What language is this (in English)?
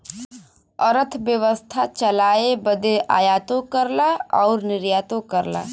Bhojpuri